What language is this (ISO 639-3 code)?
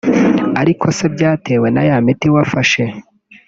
kin